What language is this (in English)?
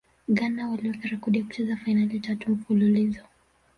Swahili